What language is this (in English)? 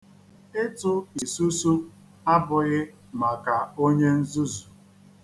Igbo